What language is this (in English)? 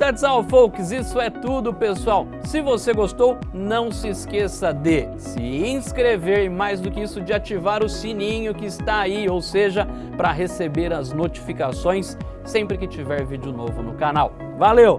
Portuguese